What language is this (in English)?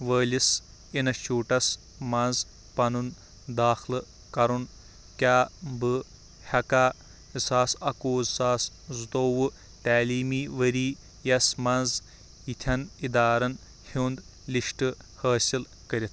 Kashmiri